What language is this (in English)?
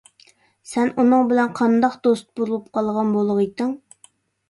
Uyghur